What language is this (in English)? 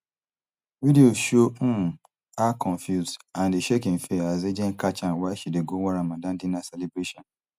Nigerian Pidgin